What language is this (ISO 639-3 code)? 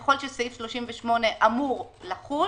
heb